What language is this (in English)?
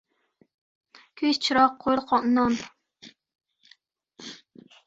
Uzbek